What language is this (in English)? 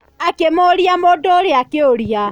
Kikuyu